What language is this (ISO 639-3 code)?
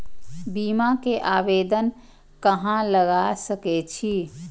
mai